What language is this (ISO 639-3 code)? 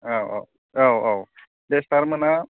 brx